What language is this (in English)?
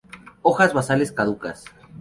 Spanish